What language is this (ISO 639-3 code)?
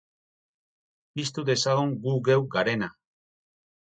eus